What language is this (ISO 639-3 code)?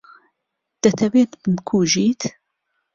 ckb